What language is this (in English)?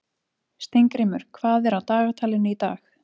Icelandic